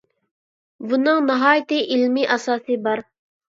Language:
Uyghur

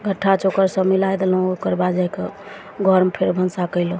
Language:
Maithili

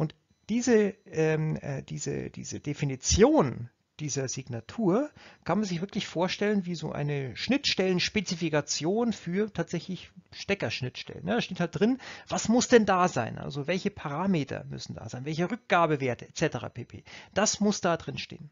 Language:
German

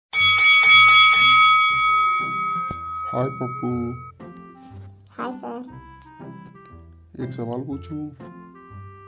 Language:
Hindi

